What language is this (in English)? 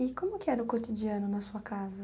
Portuguese